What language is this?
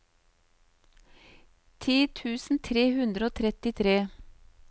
Norwegian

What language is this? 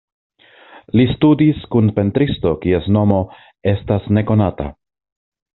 Esperanto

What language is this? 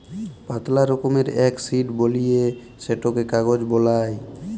Bangla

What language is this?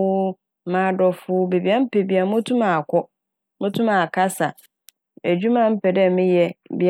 Akan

